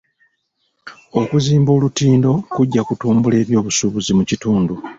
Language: Ganda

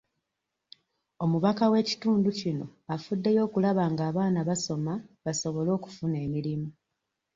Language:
Ganda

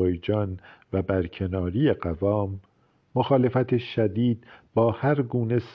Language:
Persian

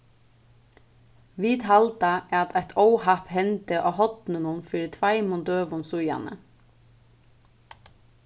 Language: Faroese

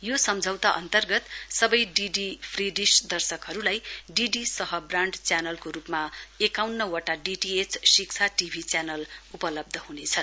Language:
Nepali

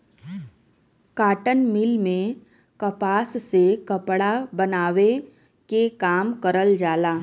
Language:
Bhojpuri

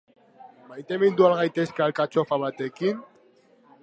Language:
Basque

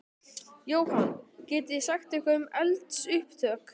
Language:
Icelandic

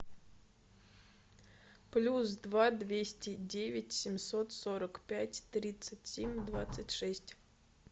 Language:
Russian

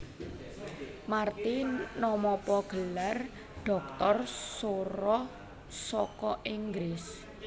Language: Javanese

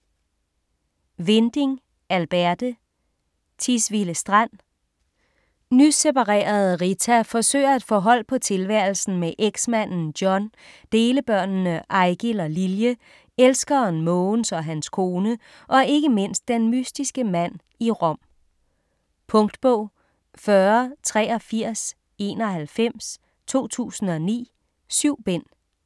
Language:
Danish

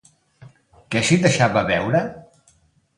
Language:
Catalan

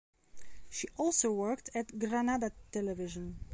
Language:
English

